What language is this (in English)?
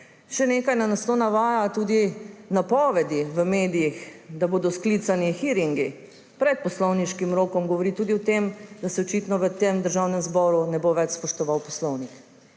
Slovenian